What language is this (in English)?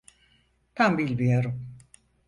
Turkish